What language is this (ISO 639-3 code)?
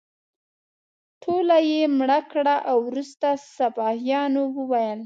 pus